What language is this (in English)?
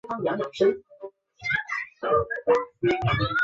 Chinese